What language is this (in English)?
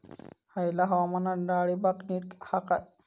Marathi